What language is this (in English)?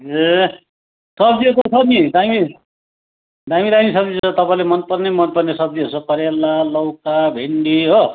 Nepali